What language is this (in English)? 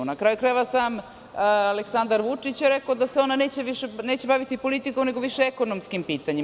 Serbian